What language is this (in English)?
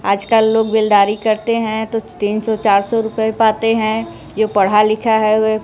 Hindi